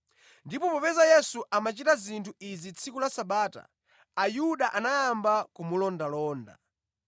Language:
Nyanja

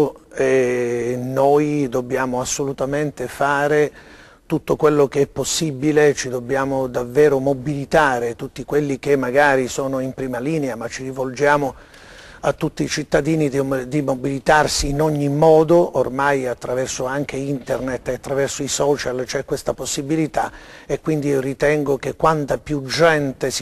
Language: Italian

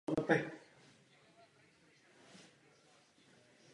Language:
Czech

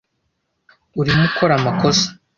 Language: Kinyarwanda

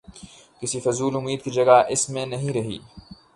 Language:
Urdu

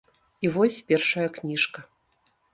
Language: Belarusian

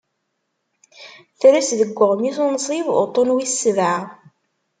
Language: Kabyle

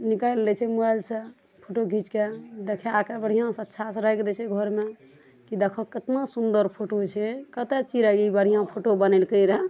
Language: Maithili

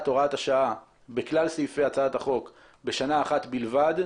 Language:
Hebrew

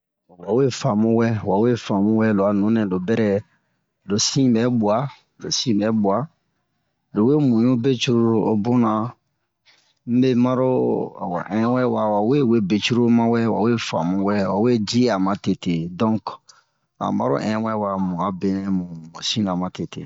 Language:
Bomu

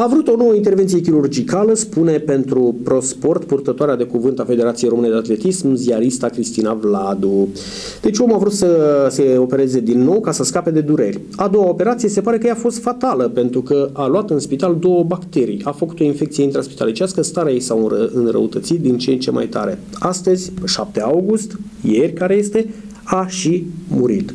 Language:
Romanian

